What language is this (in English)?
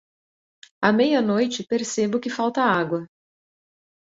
Portuguese